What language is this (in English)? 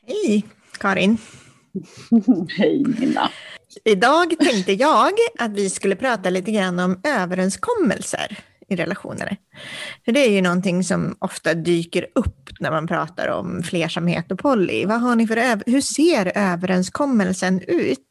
Swedish